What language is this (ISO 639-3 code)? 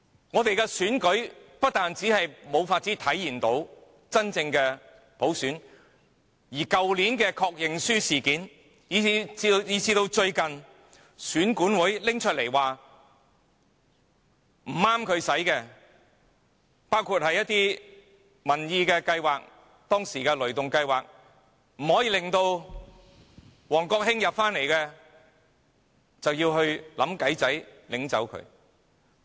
yue